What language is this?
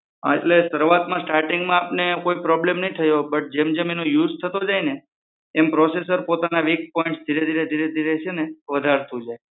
Gujarati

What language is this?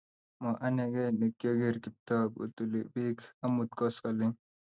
Kalenjin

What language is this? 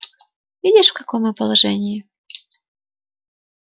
Russian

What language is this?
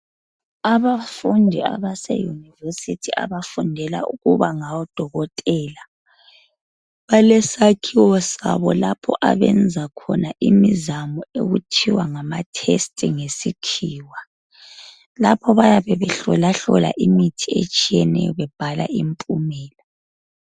North Ndebele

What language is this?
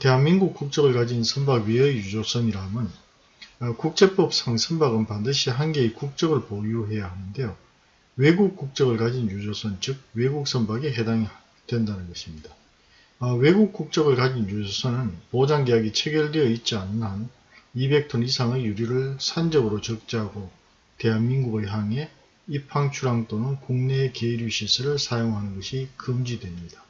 Korean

